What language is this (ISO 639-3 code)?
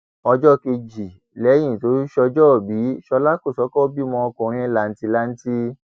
yor